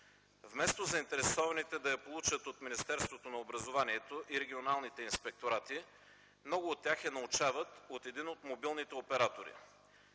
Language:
Bulgarian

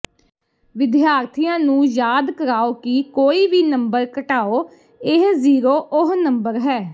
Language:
Punjabi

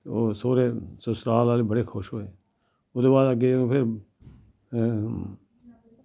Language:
Dogri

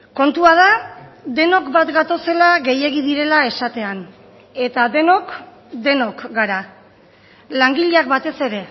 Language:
Basque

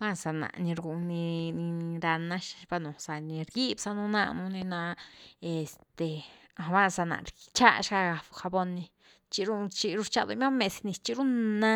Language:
Güilá Zapotec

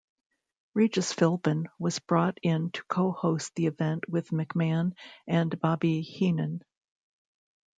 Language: English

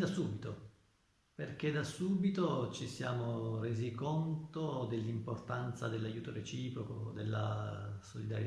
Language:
Italian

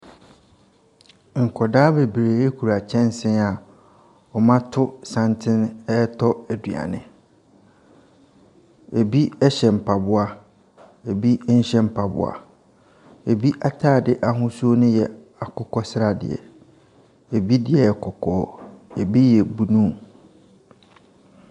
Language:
Akan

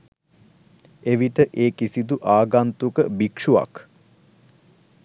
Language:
Sinhala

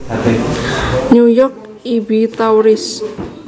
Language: Javanese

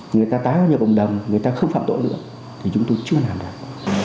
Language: Vietnamese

